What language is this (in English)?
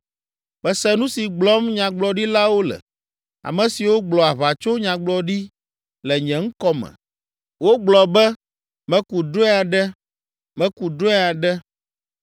Ewe